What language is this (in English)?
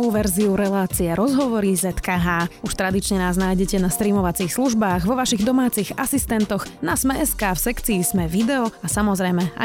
Slovak